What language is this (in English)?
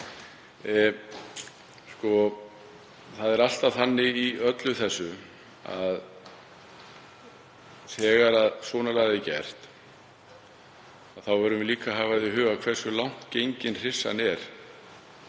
Icelandic